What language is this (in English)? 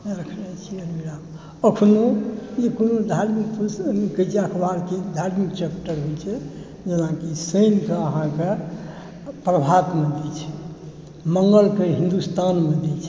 Maithili